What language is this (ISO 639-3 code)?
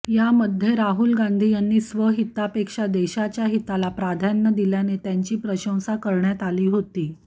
mar